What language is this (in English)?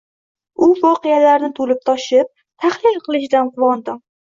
Uzbek